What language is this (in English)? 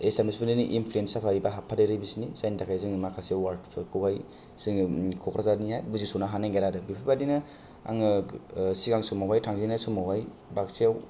Bodo